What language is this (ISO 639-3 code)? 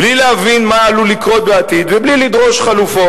heb